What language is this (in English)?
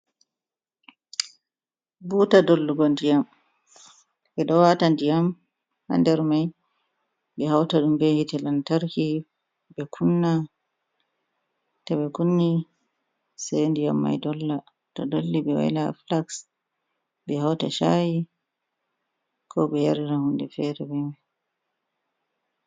Fula